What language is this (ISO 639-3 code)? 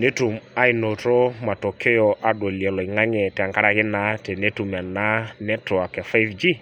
mas